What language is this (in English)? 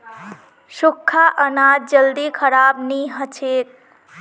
Magahi